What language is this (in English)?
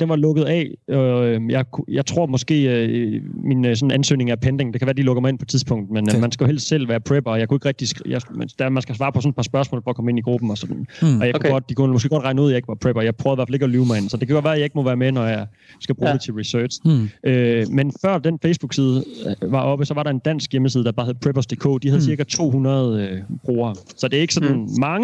Danish